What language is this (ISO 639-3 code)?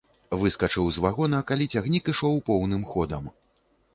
bel